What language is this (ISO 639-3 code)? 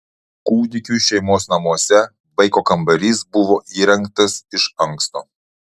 lit